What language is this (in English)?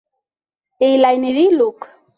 Bangla